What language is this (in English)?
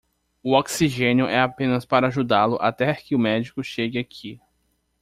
Portuguese